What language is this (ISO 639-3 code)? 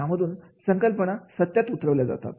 mar